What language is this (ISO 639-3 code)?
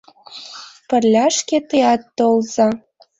chm